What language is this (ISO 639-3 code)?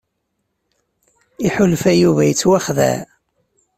kab